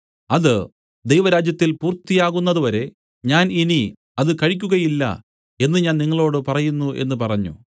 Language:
Malayalam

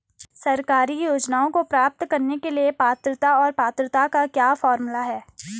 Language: Hindi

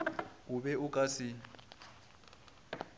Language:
Northern Sotho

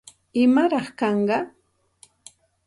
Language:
Santa Ana de Tusi Pasco Quechua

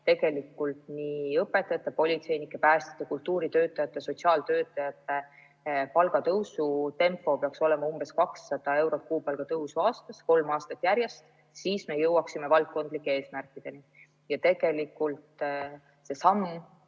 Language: Estonian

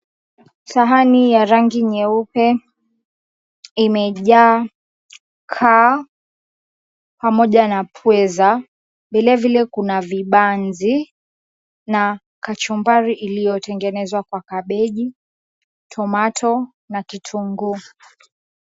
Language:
Swahili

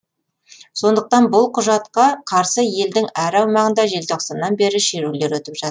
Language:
Kazakh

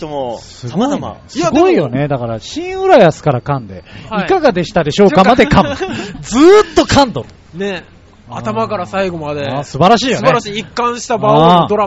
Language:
Japanese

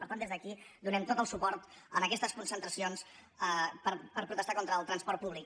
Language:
Catalan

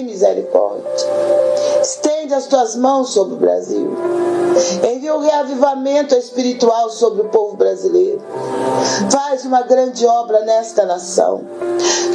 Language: Portuguese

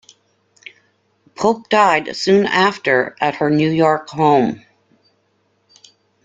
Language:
English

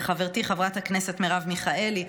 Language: Hebrew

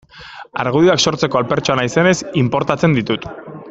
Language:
Basque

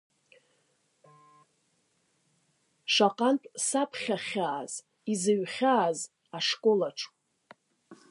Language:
Abkhazian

